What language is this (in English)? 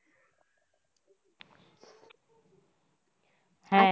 Bangla